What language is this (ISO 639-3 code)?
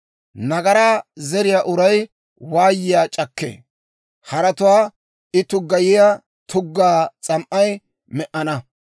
dwr